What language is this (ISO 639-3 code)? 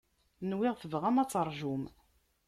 kab